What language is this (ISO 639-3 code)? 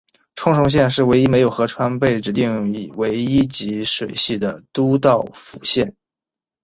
zho